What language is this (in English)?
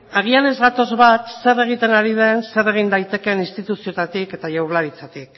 Basque